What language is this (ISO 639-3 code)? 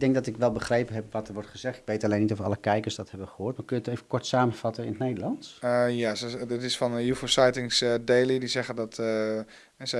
nld